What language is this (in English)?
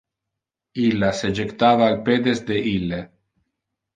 Interlingua